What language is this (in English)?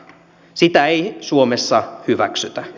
Finnish